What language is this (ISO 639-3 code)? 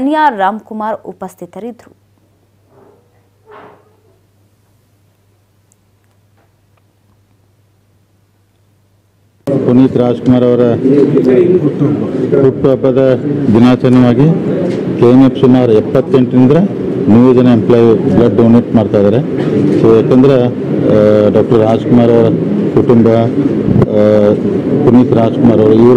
ron